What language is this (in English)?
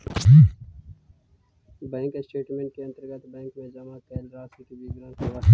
Magahi